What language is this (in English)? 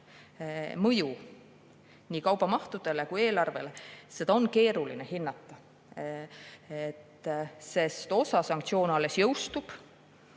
Estonian